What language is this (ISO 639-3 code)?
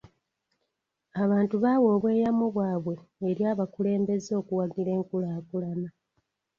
lug